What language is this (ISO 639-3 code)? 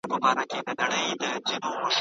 pus